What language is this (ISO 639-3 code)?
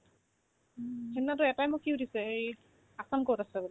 asm